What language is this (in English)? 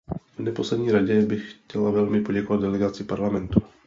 Czech